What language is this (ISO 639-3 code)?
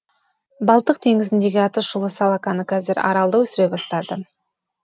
kaz